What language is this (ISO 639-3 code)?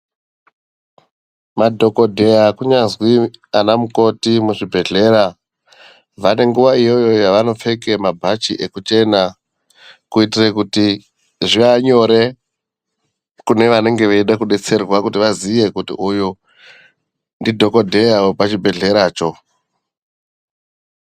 ndc